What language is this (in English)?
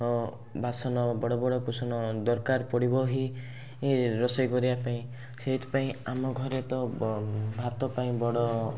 Odia